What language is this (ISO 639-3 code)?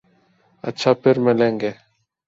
urd